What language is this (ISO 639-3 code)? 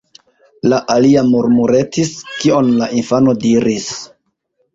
epo